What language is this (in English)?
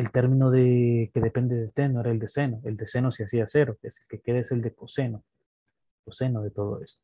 Spanish